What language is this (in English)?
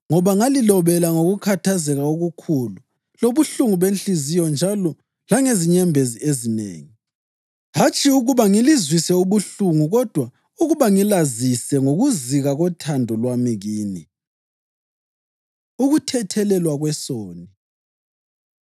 North Ndebele